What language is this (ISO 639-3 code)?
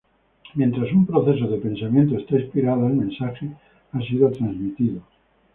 spa